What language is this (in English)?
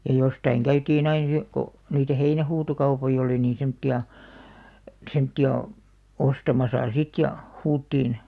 Finnish